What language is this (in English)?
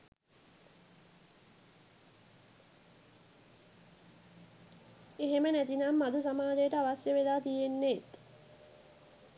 Sinhala